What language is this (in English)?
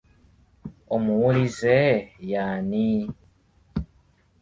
Ganda